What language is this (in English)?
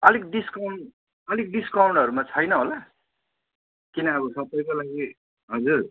Nepali